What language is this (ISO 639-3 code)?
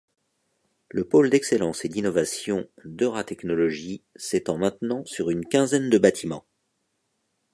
fra